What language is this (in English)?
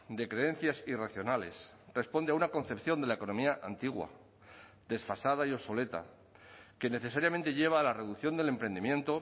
Spanish